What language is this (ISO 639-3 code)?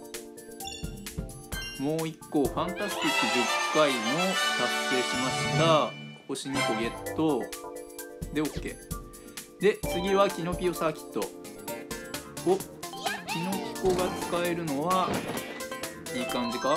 jpn